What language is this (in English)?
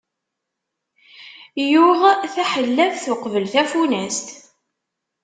Kabyle